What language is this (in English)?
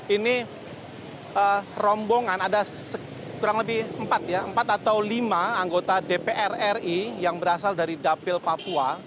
Indonesian